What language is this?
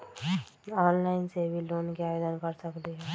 Magahi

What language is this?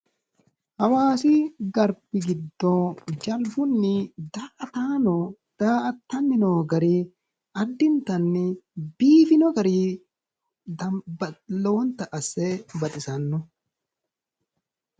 Sidamo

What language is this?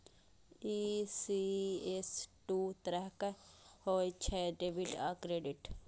Maithili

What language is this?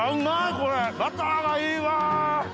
Japanese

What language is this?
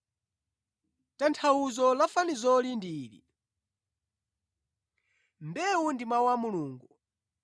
Nyanja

